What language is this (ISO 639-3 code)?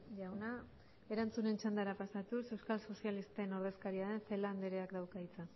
eus